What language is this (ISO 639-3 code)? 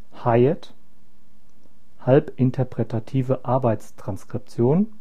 deu